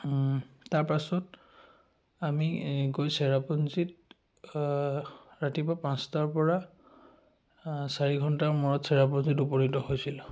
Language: Assamese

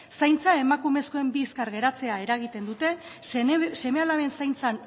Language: Basque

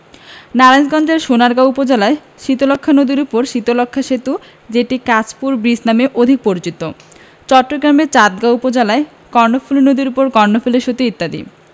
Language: Bangla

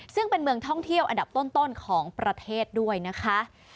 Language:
Thai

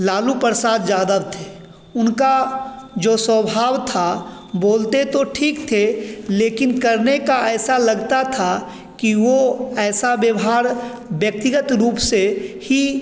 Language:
Hindi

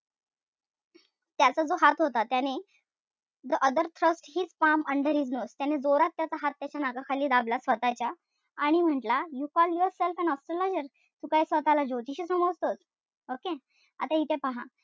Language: Marathi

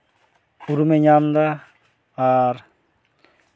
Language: Santali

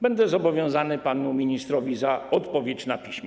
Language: Polish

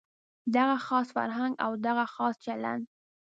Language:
Pashto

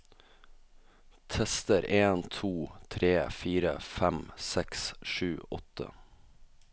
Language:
Norwegian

